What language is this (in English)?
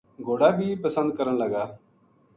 Gujari